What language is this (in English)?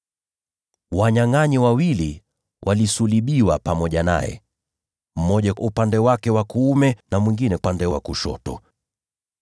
Swahili